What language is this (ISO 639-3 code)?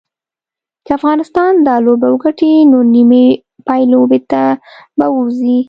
pus